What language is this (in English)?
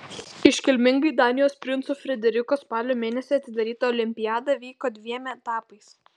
Lithuanian